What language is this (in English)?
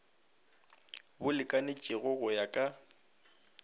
Northern Sotho